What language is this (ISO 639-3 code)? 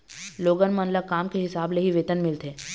hne